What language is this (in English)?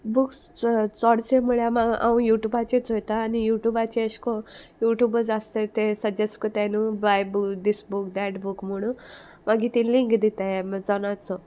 Konkani